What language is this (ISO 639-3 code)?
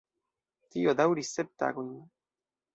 epo